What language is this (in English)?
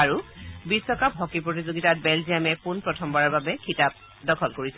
Assamese